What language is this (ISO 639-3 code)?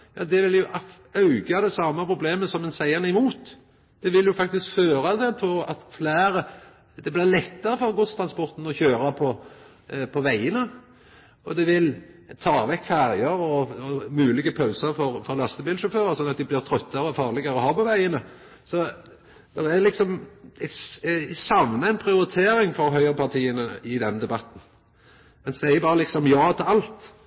nno